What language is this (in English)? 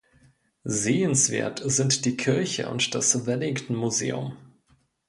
German